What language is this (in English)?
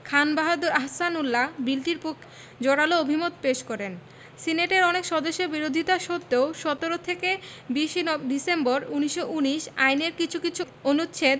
Bangla